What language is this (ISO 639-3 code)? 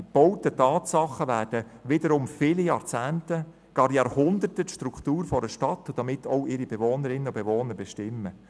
gsw